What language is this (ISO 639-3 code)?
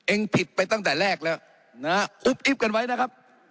tha